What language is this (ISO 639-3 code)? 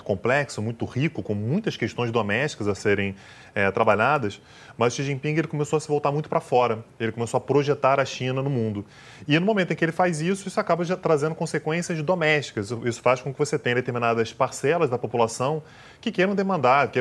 por